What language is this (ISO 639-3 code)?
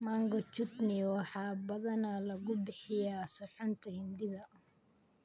som